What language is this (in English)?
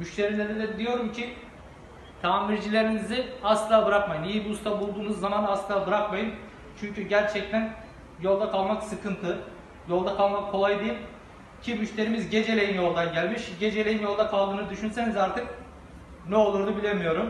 Turkish